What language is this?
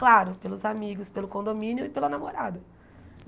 Portuguese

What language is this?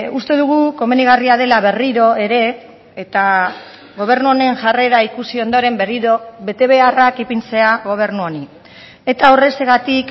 Basque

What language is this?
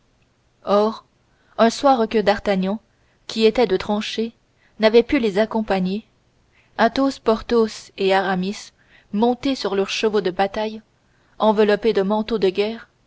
French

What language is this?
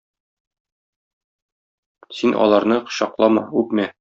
Tatar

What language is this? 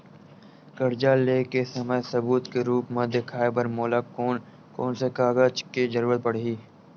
Chhattisgarhi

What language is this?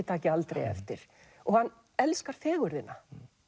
Icelandic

